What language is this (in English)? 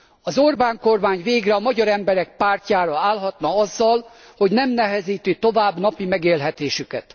Hungarian